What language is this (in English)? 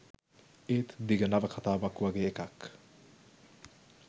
Sinhala